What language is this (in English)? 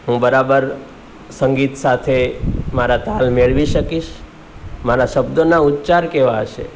Gujarati